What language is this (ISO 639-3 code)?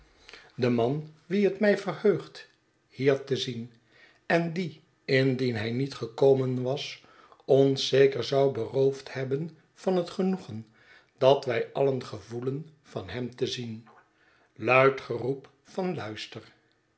nld